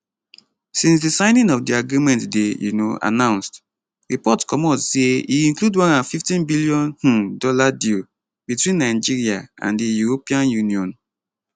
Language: Nigerian Pidgin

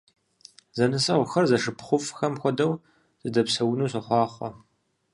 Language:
Kabardian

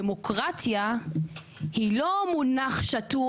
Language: Hebrew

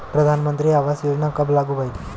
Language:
Bhojpuri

